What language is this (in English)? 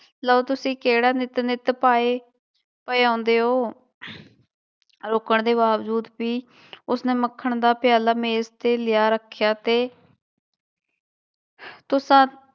Punjabi